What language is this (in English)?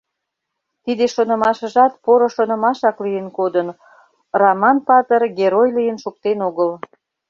Mari